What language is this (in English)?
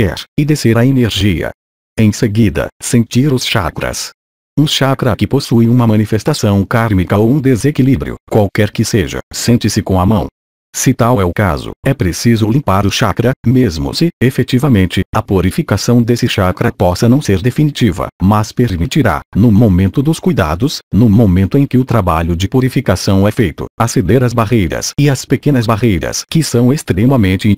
Portuguese